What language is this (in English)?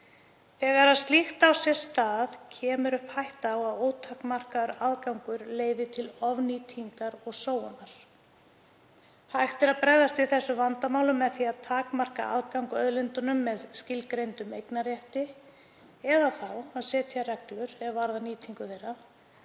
Icelandic